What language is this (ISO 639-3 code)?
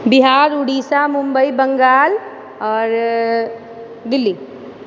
mai